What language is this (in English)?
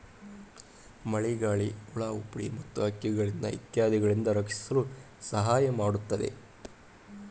Kannada